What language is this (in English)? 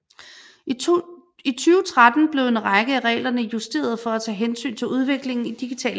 Danish